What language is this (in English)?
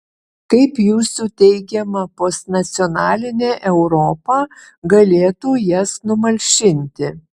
Lithuanian